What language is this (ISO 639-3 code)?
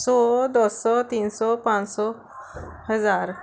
pan